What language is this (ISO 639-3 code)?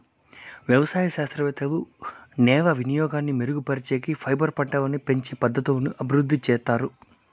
tel